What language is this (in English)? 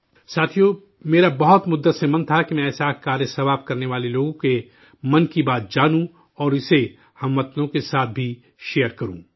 Urdu